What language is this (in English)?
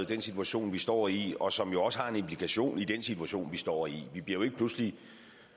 Danish